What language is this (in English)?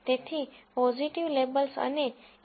Gujarati